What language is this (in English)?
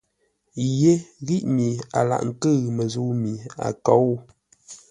Ngombale